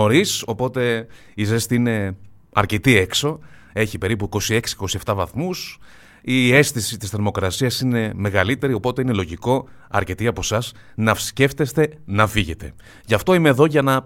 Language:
Greek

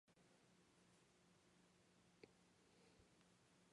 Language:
Japanese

